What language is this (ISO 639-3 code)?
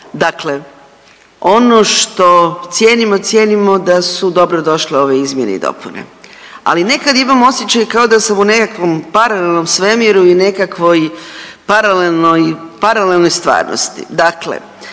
hrv